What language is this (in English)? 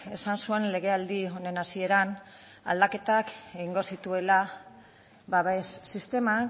Basque